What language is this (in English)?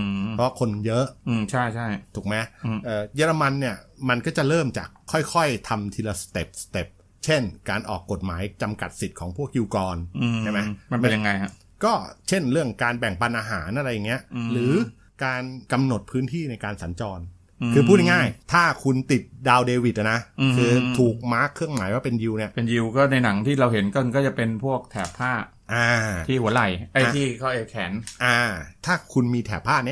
Thai